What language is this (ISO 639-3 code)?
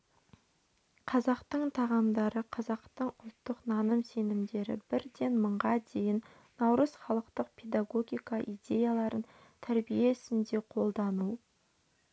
kaz